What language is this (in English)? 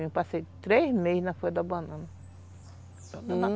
Portuguese